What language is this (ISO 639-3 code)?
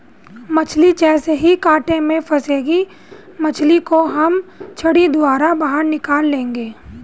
hin